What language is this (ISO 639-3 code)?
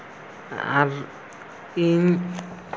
sat